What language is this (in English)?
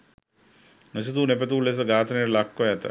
Sinhala